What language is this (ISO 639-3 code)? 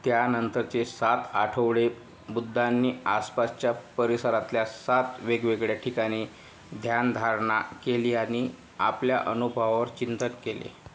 mar